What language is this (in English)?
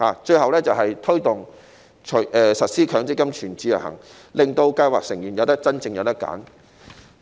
Cantonese